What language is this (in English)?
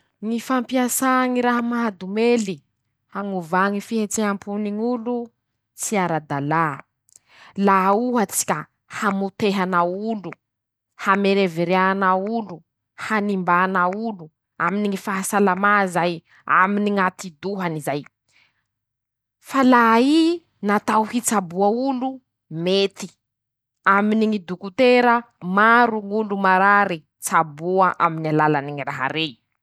Masikoro Malagasy